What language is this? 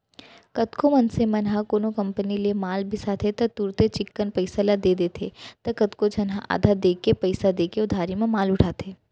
Chhattisgarhi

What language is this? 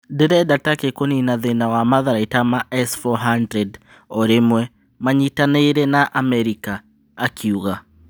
Kikuyu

